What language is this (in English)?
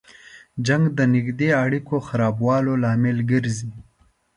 Pashto